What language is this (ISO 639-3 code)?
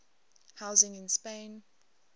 eng